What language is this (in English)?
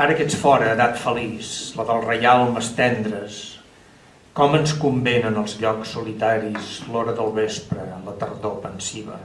Catalan